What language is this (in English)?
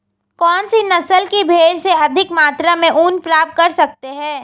Hindi